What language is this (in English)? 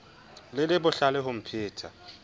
Southern Sotho